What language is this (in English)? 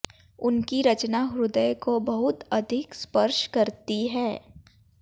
Hindi